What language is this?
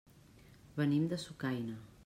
Catalan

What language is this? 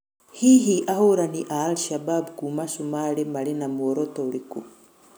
Kikuyu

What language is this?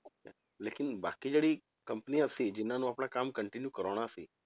Punjabi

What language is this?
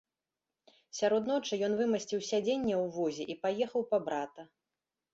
Belarusian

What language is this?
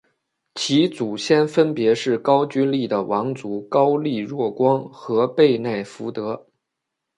Chinese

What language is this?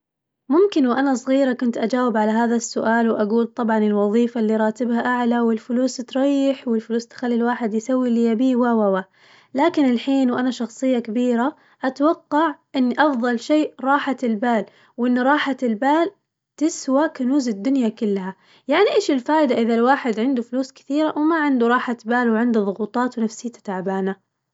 Najdi Arabic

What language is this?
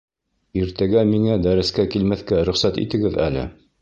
Bashkir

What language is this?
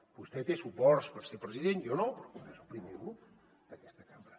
Catalan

